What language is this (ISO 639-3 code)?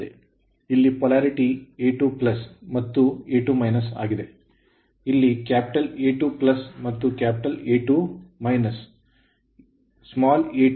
kan